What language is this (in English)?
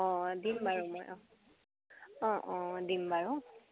Assamese